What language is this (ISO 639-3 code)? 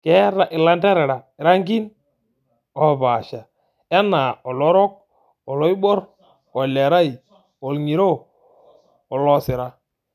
mas